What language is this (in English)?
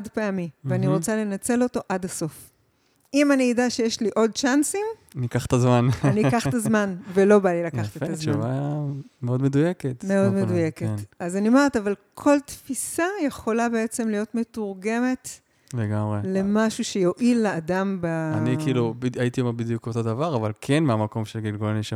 Hebrew